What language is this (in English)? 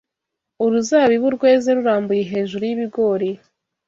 Kinyarwanda